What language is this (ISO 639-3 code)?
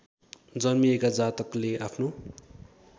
nep